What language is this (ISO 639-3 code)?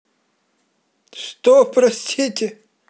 rus